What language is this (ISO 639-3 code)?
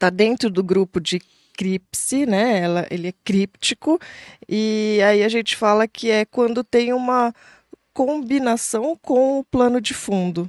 por